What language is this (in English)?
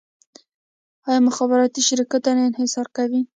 Pashto